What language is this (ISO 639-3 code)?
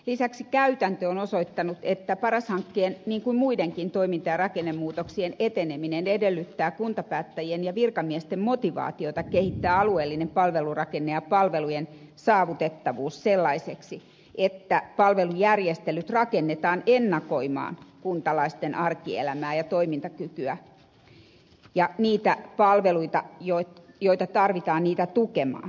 fin